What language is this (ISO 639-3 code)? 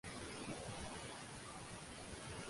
uzb